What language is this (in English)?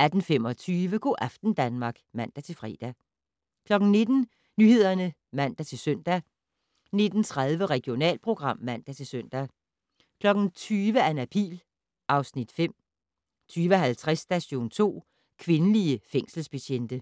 Danish